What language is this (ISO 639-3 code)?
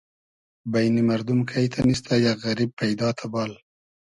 haz